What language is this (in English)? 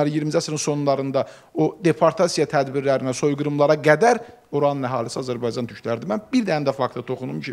Turkish